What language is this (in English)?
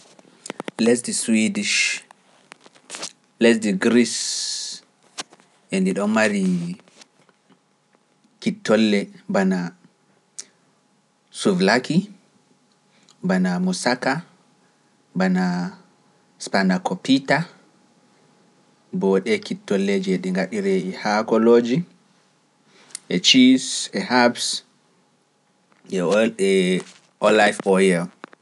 Pular